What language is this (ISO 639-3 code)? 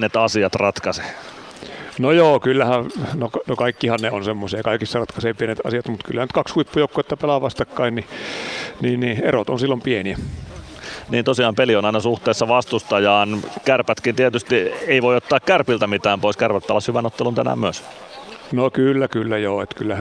fin